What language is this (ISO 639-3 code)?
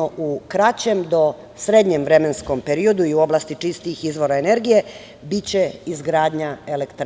srp